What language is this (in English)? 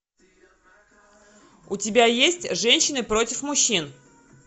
Russian